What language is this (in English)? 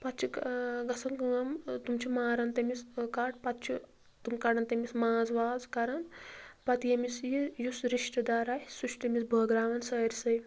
Kashmiri